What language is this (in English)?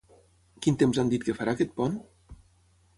Catalan